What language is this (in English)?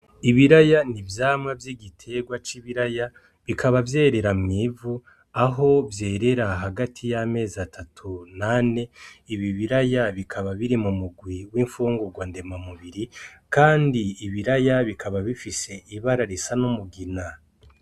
Rundi